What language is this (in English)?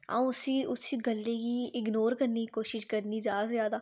Dogri